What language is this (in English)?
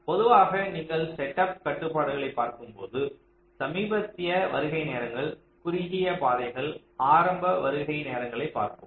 Tamil